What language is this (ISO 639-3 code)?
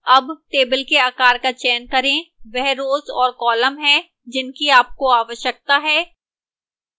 hin